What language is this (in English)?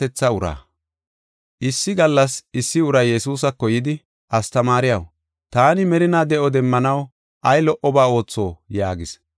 Gofa